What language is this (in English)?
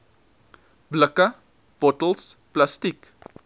Afrikaans